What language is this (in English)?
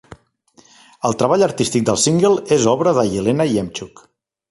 Catalan